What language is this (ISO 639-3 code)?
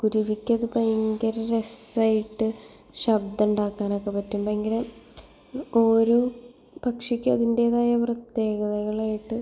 mal